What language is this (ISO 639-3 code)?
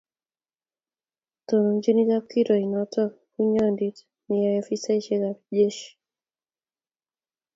kln